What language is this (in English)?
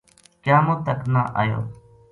Gujari